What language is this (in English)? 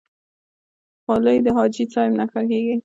Pashto